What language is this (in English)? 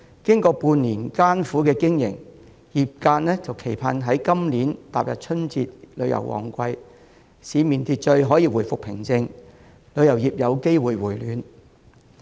Cantonese